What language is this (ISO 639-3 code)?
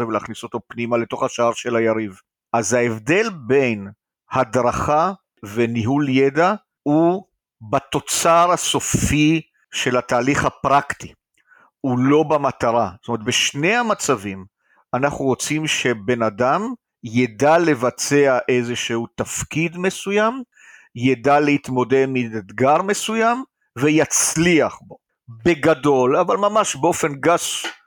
heb